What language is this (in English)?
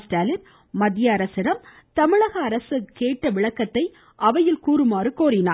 Tamil